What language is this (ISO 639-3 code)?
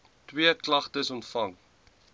afr